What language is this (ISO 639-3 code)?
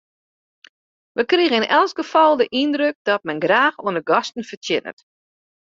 fry